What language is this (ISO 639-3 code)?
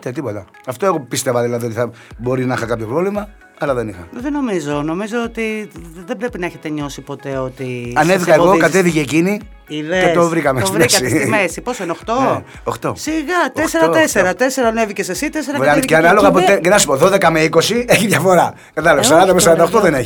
ell